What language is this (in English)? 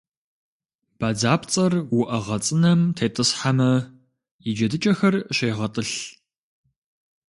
Kabardian